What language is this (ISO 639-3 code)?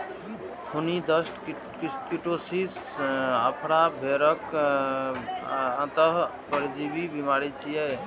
mai